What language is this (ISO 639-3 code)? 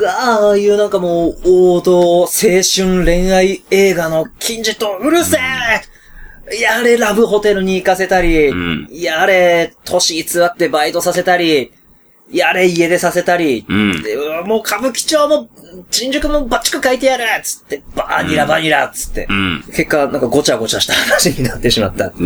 jpn